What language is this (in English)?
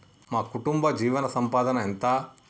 Telugu